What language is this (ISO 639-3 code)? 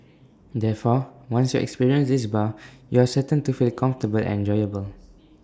eng